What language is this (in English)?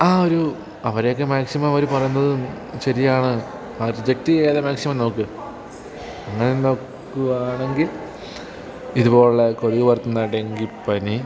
Malayalam